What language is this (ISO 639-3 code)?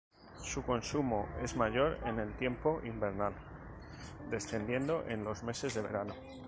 spa